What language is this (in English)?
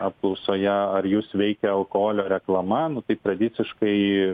Lithuanian